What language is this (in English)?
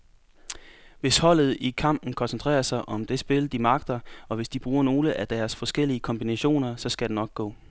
Danish